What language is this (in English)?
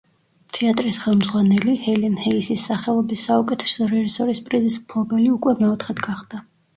Georgian